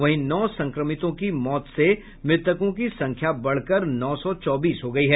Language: Hindi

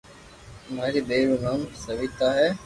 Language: Loarki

